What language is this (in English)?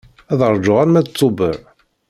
Kabyle